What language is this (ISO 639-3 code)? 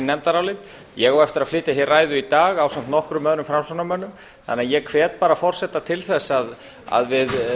isl